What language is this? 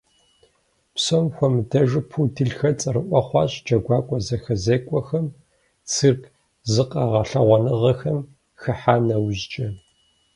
Kabardian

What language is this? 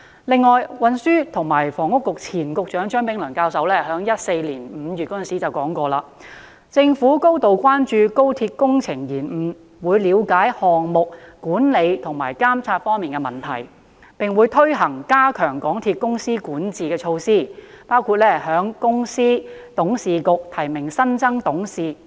Cantonese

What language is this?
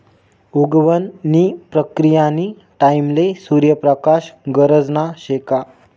Marathi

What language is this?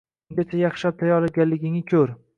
Uzbek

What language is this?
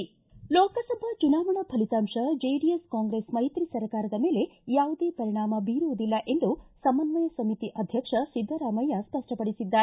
Kannada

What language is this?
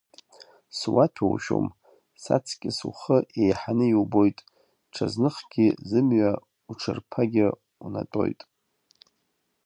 Abkhazian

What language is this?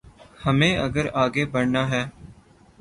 Urdu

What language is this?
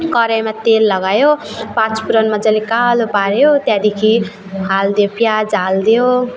Nepali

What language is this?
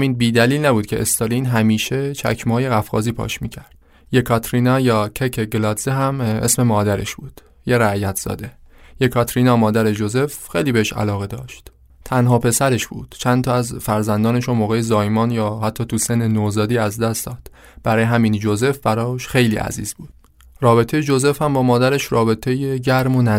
Persian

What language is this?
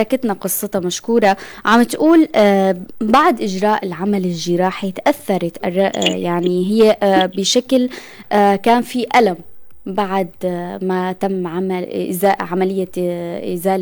Arabic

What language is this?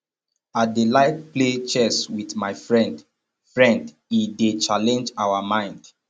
Nigerian Pidgin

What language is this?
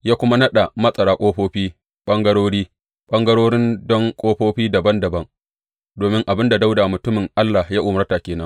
Hausa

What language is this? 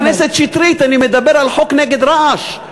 Hebrew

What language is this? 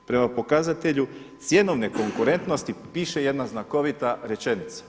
Croatian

